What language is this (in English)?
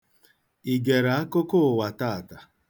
Igbo